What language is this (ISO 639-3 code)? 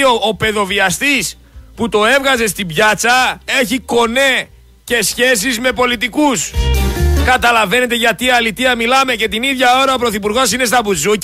ell